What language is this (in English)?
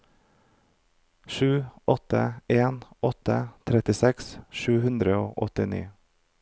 Norwegian